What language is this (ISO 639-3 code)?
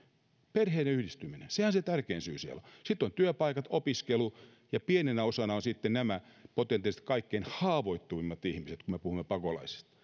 fin